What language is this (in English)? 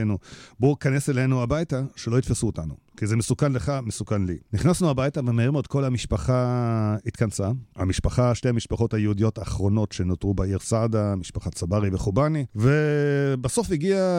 Hebrew